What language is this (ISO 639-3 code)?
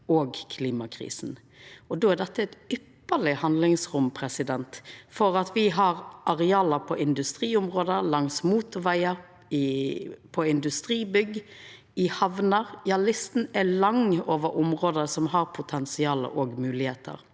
nor